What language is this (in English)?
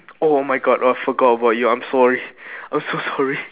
English